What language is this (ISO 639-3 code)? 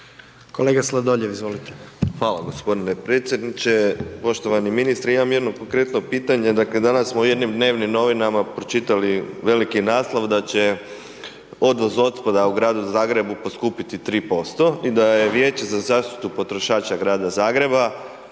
hrv